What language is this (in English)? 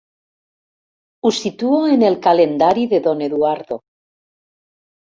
Catalan